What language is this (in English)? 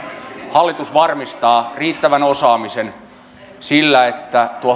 Finnish